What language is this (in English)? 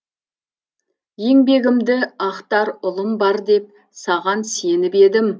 Kazakh